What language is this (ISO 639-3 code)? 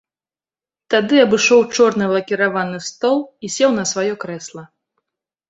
bel